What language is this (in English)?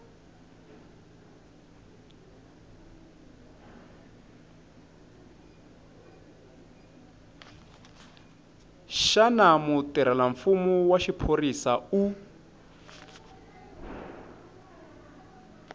Tsonga